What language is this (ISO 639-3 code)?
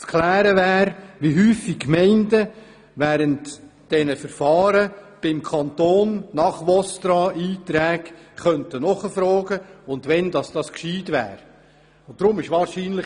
gsw